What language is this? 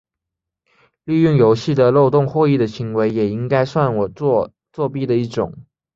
Chinese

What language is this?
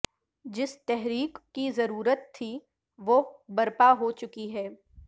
Urdu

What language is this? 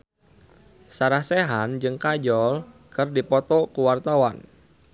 Sundanese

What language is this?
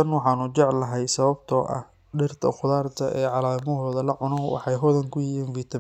Somali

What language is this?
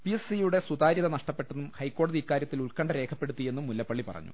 Malayalam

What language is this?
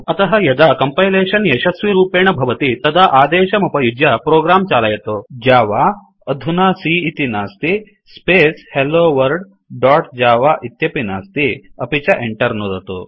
Sanskrit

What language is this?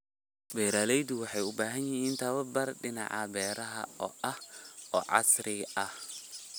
Somali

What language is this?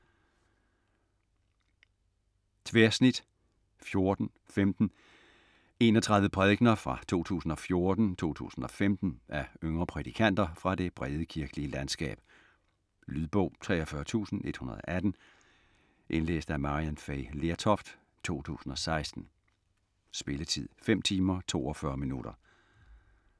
Danish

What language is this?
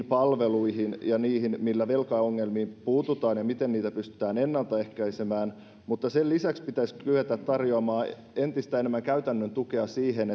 Finnish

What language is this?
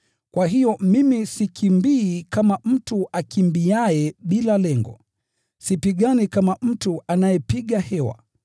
Swahili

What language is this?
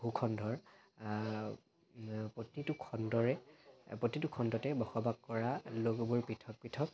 Assamese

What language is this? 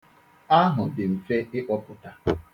Igbo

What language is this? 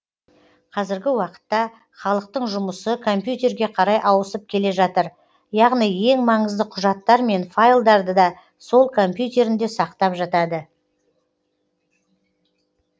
Kazakh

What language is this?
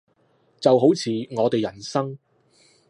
Cantonese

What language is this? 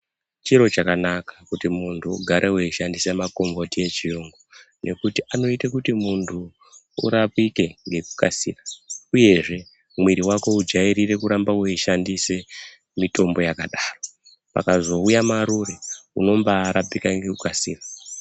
Ndau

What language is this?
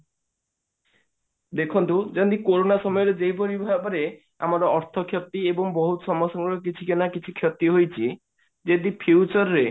Odia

